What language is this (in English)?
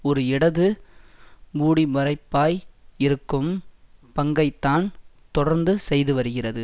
Tamil